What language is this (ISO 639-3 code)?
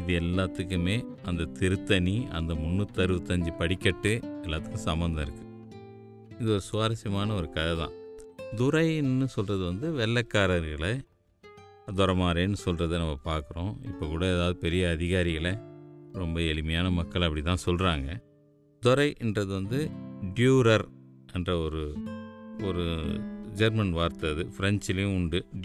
tam